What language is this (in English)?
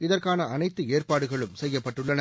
Tamil